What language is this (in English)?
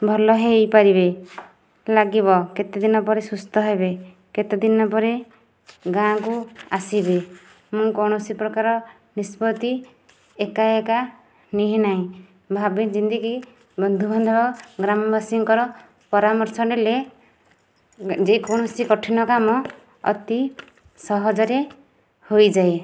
Odia